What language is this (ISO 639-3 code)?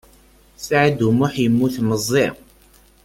kab